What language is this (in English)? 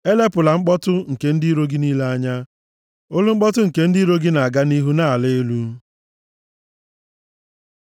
Igbo